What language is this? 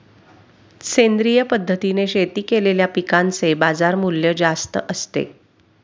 Marathi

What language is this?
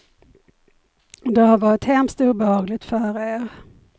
Swedish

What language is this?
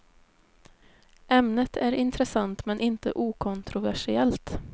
Swedish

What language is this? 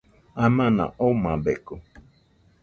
Nüpode Huitoto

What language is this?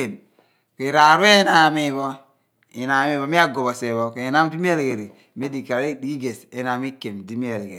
Abua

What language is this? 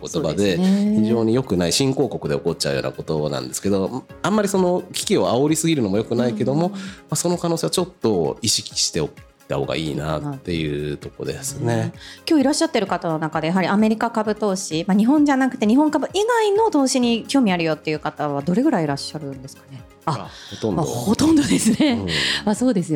Japanese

